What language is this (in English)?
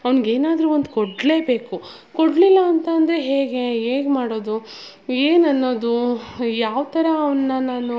Kannada